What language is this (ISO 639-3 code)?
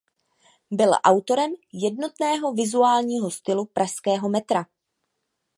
ces